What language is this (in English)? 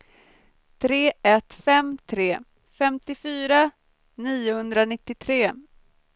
Swedish